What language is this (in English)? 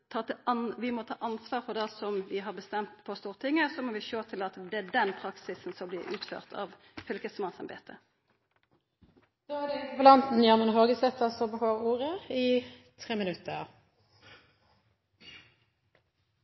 Norwegian Nynorsk